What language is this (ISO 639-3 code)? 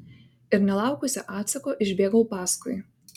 lit